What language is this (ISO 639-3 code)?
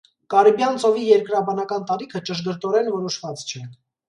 hye